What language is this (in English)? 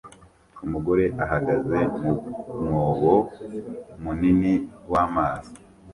Kinyarwanda